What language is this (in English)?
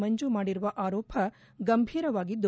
Kannada